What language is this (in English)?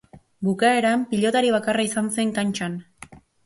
Basque